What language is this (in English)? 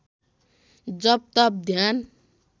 Nepali